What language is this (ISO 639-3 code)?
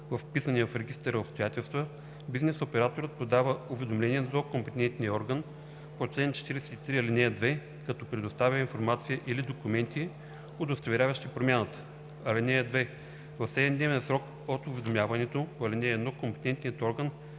bul